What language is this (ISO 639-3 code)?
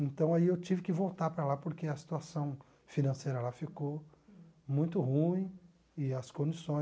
por